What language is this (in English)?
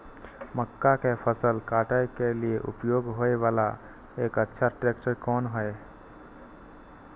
Maithili